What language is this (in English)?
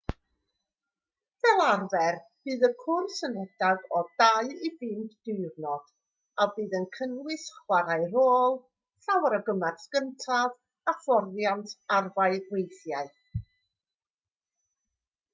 Welsh